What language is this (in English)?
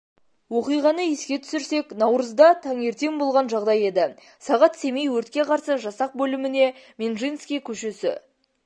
Kazakh